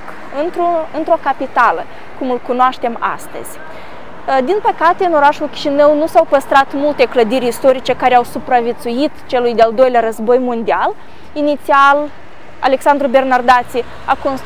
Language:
Romanian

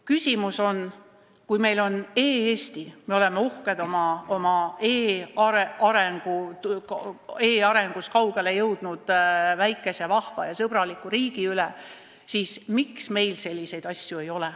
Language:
Estonian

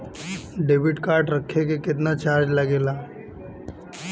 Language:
Bhojpuri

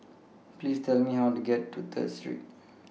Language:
English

